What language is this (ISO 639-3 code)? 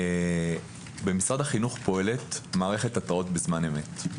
heb